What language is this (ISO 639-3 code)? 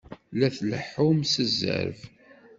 kab